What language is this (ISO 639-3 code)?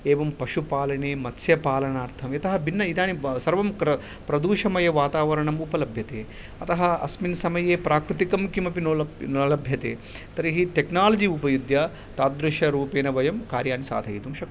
san